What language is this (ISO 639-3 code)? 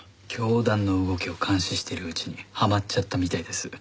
jpn